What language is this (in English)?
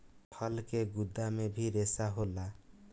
Bhojpuri